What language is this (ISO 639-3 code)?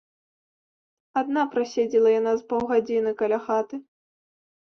bel